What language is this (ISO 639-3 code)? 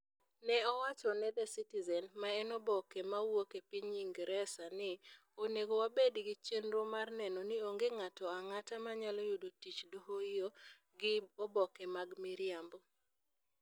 luo